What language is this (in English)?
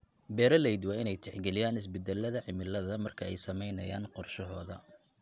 Somali